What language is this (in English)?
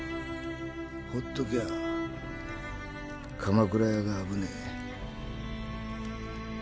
Japanese